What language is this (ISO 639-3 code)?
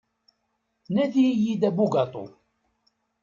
kab